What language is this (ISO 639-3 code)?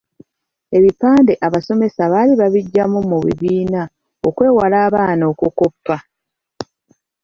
lug